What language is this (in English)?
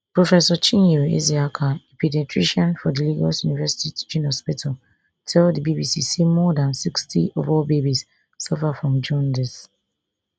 Nigerian Pidgin